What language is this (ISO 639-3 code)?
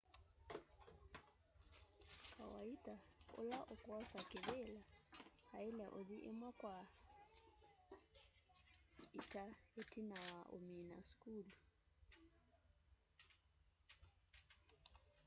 kam